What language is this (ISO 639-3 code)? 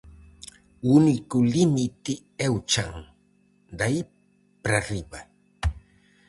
glg